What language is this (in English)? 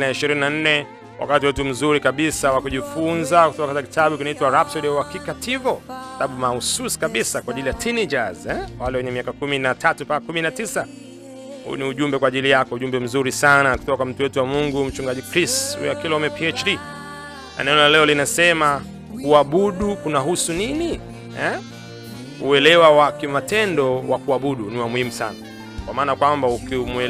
Swahili